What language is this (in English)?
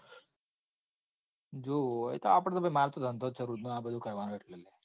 Gujarati